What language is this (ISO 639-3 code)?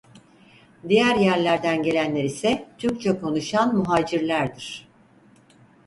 tur